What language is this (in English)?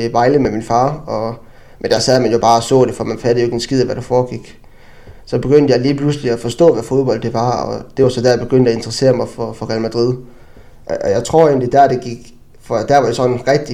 Danish